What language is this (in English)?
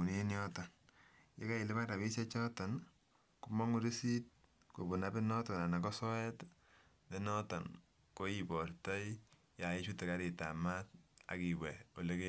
Kalenjin